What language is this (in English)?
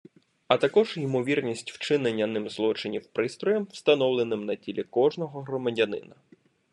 Ukrainian